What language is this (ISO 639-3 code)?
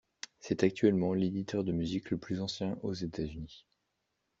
fra